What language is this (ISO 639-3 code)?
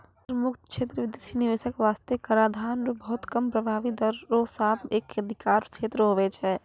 mai